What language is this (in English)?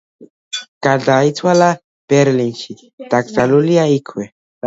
Georgian